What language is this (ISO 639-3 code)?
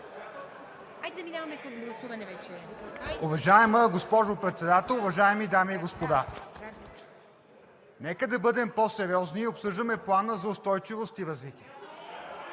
bul